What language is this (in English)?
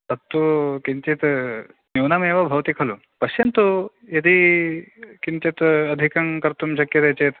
Sanskrit